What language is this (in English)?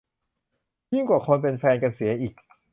Thai